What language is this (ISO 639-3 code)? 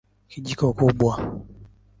swa